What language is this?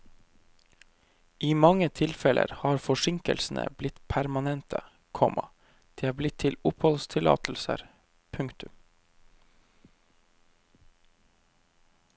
Norwegian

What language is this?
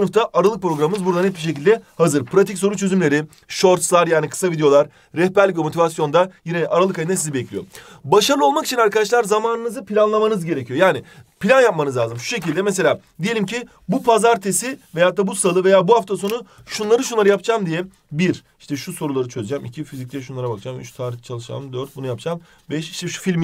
Turkish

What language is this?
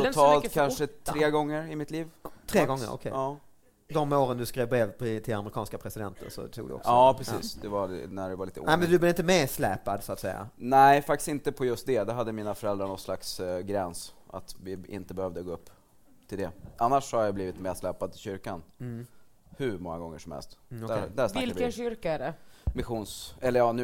Swedish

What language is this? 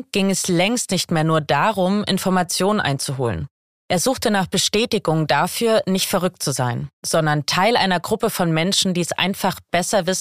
German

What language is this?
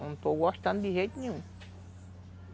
Portuguese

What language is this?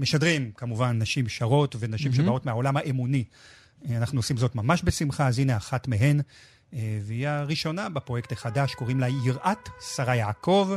Hebrew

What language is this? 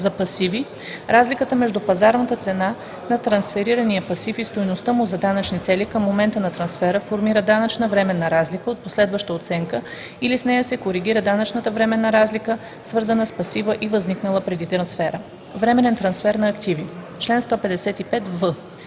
Bulgarian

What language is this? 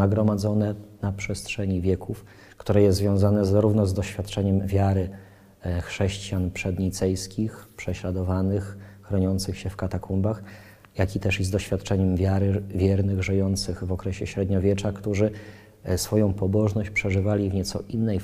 Polish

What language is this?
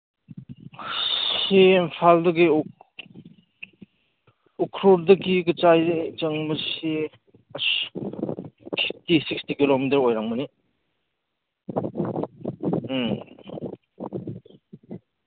Manipuri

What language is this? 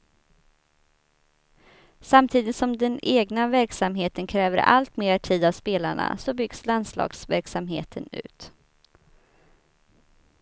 Swedish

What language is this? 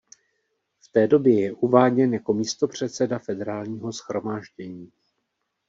Czech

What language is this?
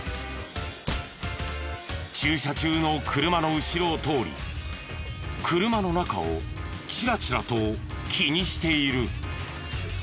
Japanese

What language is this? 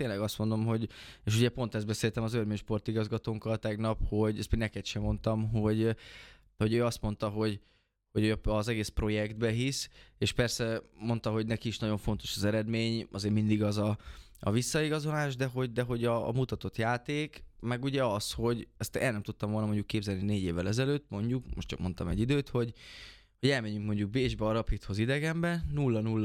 Hungarian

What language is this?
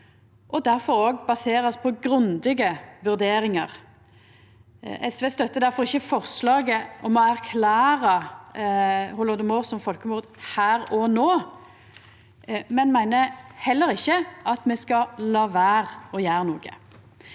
Norwegian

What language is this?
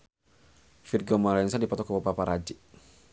Sundanese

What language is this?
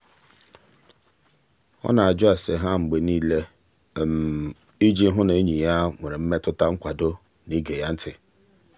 Igbo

